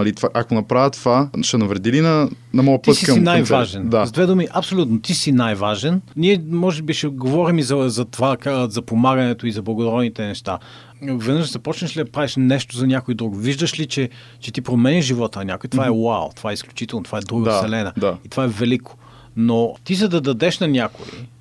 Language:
Bulgarian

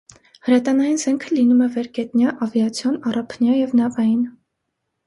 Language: Armenian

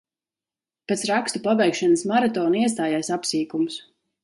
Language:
Latvian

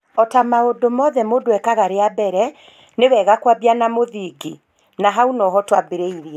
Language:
Kikuyu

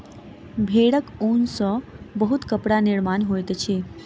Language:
Maithili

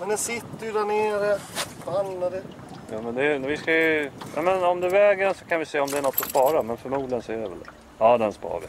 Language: Swedish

